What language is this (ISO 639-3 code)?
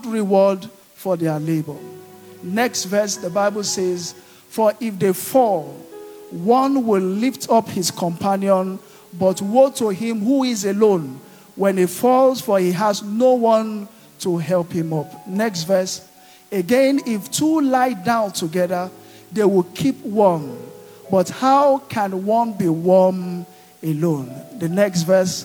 eng